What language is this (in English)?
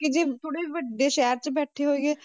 Punjabi